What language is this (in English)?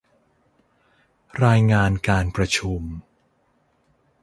Thai